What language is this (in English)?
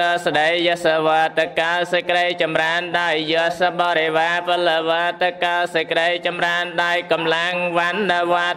Thai